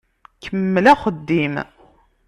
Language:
Kabyle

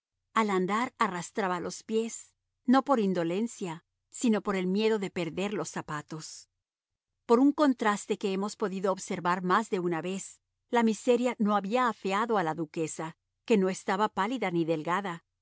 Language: Spanish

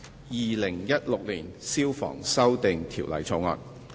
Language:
Cantonese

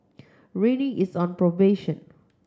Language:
English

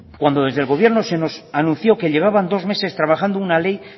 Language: Spanish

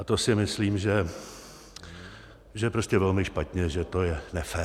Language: Czech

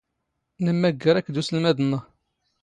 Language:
Standard Moroccan Tamazight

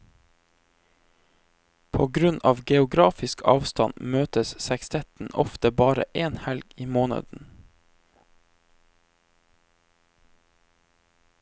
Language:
Norwegian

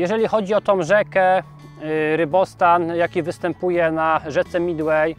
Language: Polish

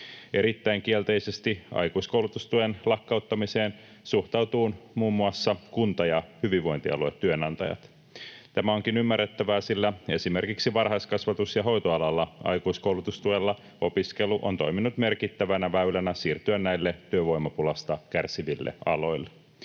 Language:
Finnish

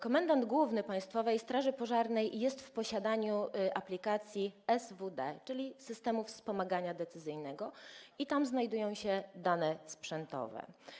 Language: Polish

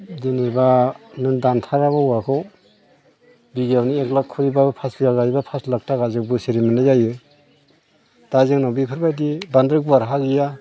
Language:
Bodo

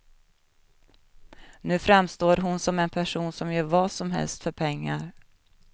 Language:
Swedish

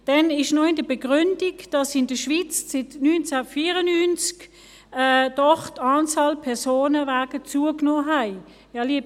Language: Swiss German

